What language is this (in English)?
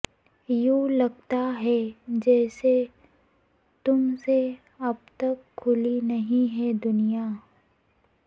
Urdu